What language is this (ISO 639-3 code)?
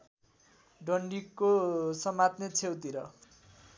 nep